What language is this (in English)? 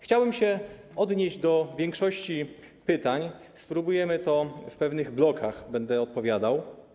Polish